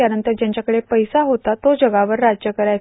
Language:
Marathi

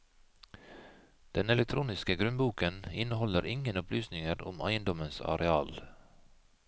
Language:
Norwegian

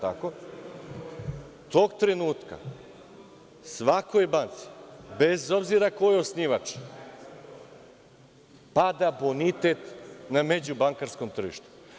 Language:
Serbian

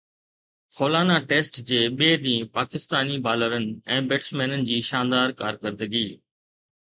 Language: Sindhi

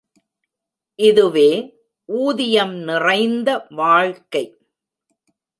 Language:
Tamil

